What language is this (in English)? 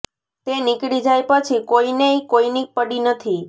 Gujarati